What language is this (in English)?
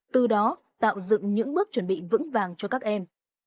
Vietnamese